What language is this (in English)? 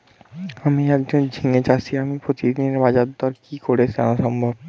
Bangla